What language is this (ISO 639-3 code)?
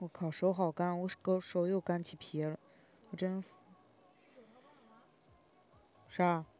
zho